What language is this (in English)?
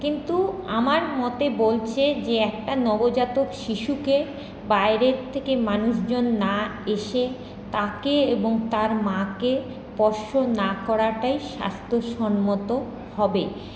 Bangla